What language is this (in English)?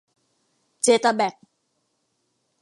Thai